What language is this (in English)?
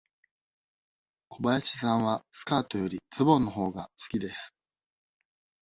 Japanese